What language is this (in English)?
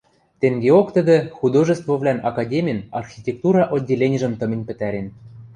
Western Mari